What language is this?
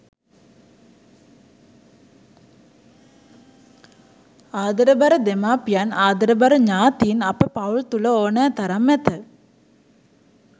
Sinhala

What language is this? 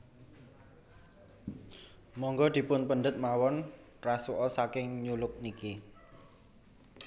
Javanese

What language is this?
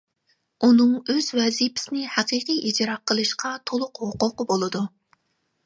Uyghur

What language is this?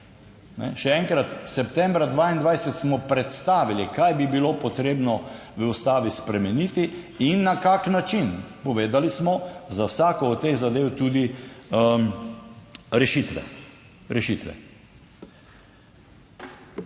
Slovenian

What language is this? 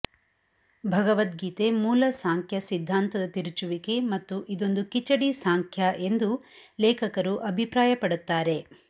Kannada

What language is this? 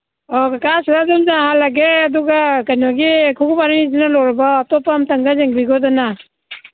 Manipuri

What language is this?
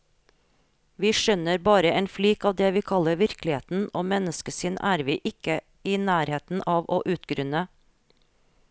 Norwegian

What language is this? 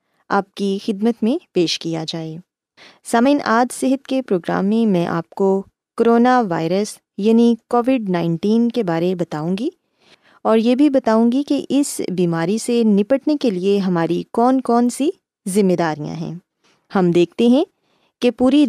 Urdu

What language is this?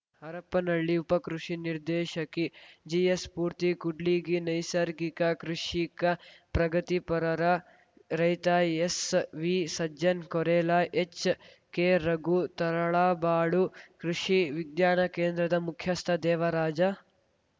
Kannada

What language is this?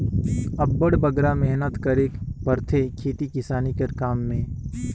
Chhattisgarhi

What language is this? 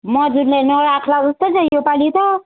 Nepali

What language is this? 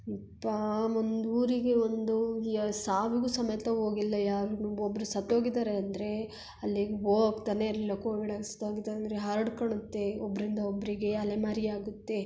Kannada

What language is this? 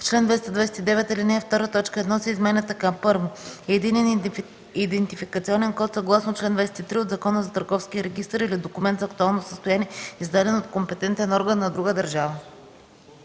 Bulgarian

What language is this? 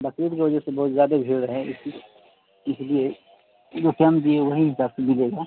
Urdu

